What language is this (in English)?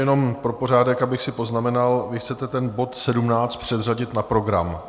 Czech